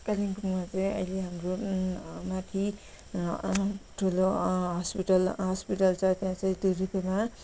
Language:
Nepali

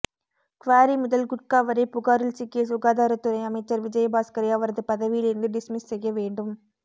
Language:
Tamil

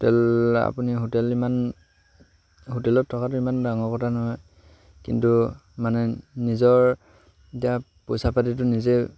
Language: Assamese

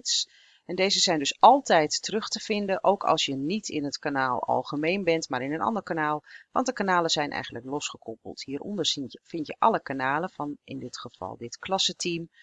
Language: Dutch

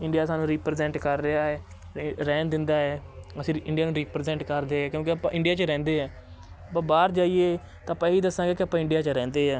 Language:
Punjabi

